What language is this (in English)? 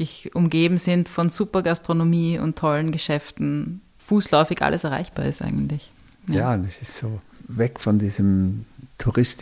German